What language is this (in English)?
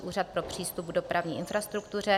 Czech